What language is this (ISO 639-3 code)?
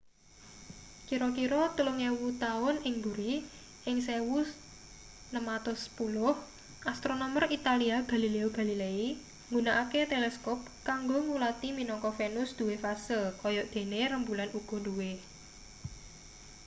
jav